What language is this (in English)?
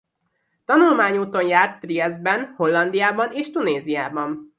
Hungarian